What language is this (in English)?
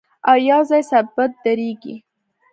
Pashto